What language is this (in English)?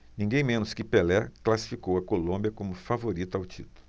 Portuguese